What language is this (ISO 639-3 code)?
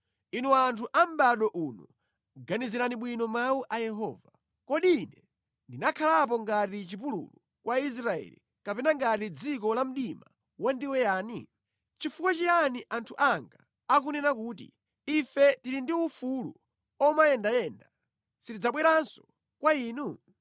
nya